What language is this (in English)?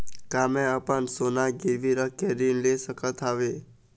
Chhattisgarhi